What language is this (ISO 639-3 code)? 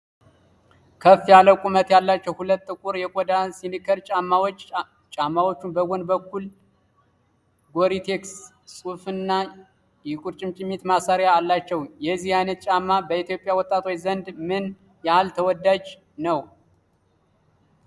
amh